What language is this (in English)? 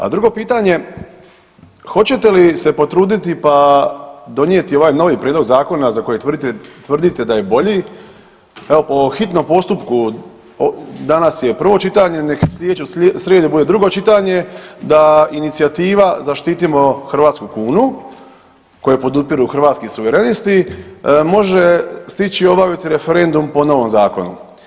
Croatian